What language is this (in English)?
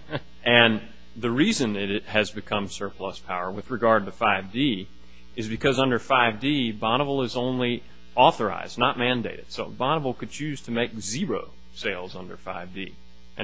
English